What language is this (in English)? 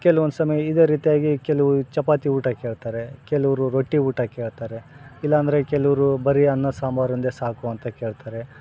Kannada